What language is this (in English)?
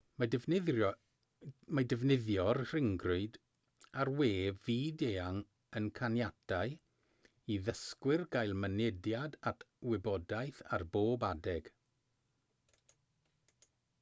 Welsh